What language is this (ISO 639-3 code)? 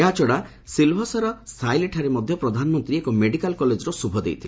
ori